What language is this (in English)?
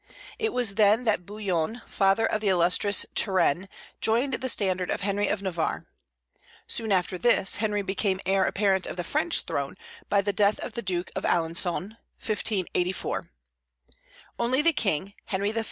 English